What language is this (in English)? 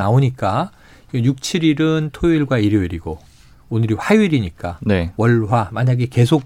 Korean